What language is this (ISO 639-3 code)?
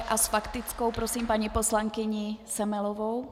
ces